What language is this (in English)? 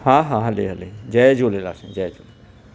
Sindhi